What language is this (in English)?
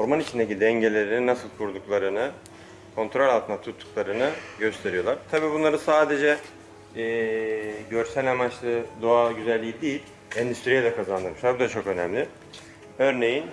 Turkish